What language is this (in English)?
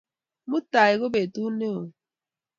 Kalenjin